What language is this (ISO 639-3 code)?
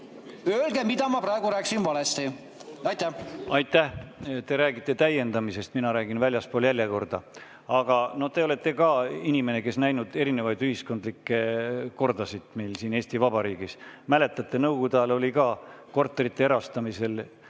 est